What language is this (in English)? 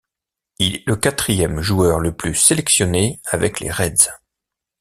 French